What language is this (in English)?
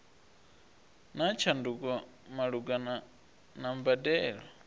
Venda